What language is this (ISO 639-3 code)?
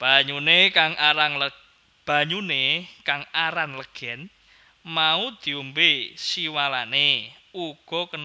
jav